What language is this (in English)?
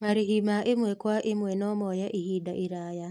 Kikuyu